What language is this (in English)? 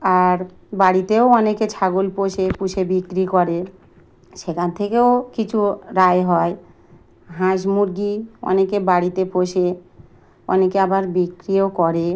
Bangla